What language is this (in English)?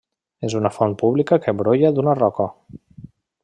Catalan